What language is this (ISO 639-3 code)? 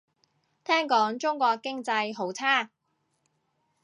yue